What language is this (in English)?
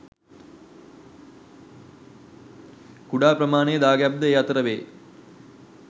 Sinhala